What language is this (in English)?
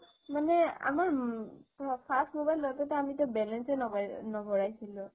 Assamese